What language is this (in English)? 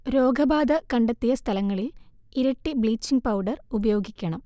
Malayalam